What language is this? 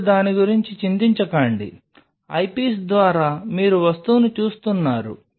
Telugu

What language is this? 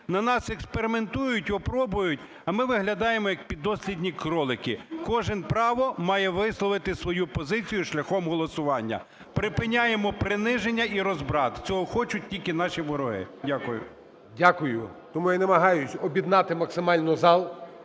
Ukrainian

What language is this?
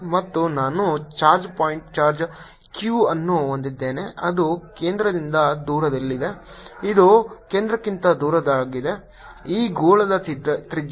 Kannada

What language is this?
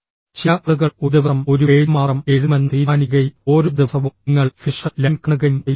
Malayalam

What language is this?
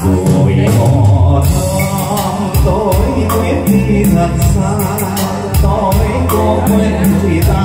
Vietnamese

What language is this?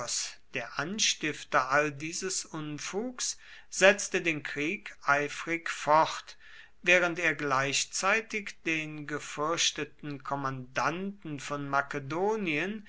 German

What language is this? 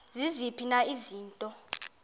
Xhosa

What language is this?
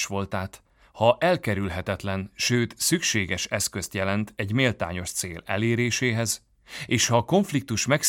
Hungarian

